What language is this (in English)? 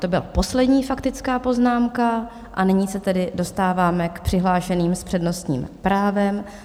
Czech